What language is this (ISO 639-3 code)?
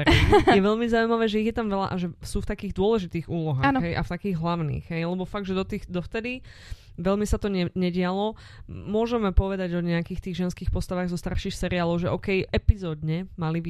slk